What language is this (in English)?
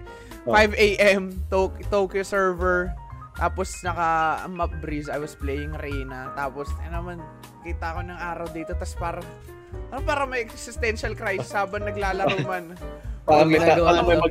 Filipino